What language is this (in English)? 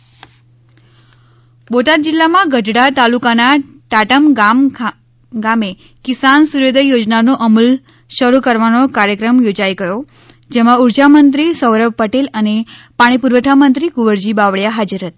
Gujarati